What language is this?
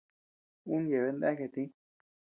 Tepeuxila Cuicatec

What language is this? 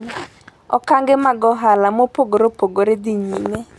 Luo (Kenya and Tanzania)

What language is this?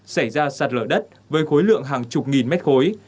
Vietnamese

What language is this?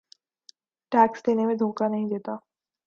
Urdu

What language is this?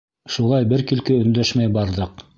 Bashkir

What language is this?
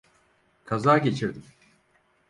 Turkish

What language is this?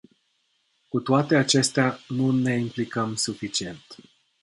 Romanian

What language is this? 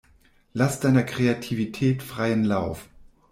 German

